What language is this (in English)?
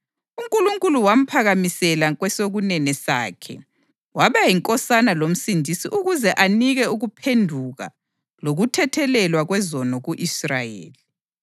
North Ndebele